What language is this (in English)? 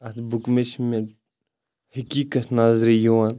Kashmiri